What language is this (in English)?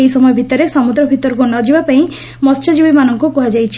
Odia